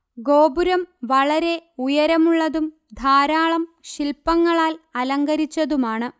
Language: Malayalam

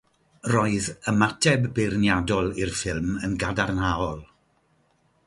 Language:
Welsh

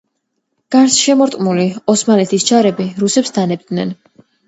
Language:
Georgian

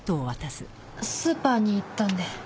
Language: Japanese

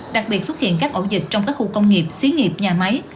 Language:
Vietnamese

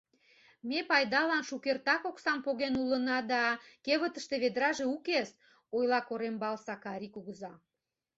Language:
Mari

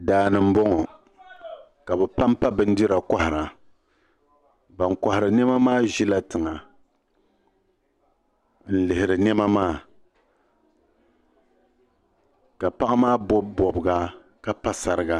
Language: Dagbani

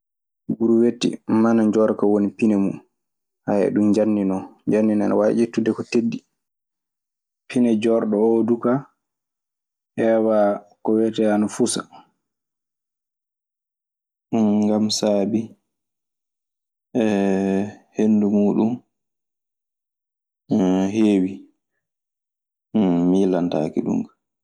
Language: Maasina Fulfulde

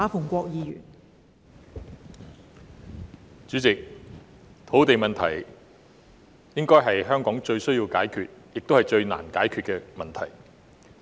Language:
Cantonese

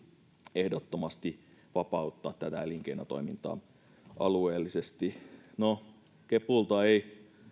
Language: Finnish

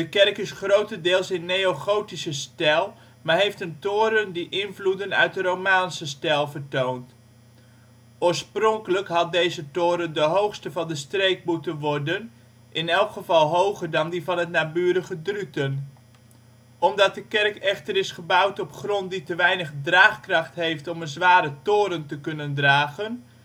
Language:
Dutch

